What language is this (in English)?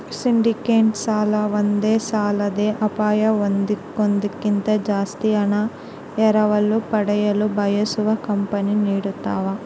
Kannada